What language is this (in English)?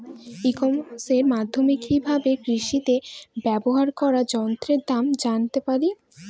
Bangla